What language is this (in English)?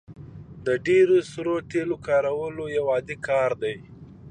Pashto